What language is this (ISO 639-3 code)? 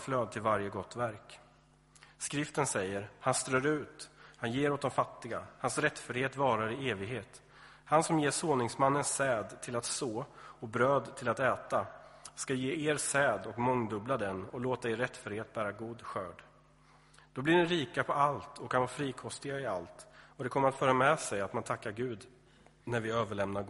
swe